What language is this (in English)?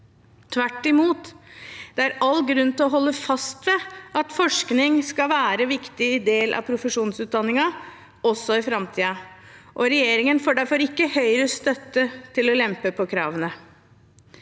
Norwegian